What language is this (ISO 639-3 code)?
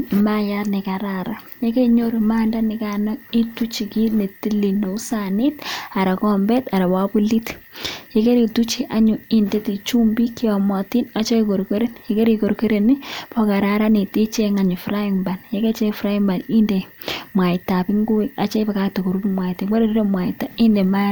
kln